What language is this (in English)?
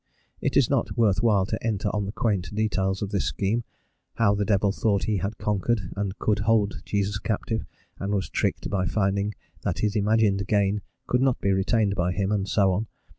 English